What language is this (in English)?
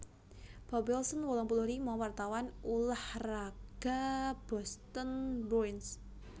Javanese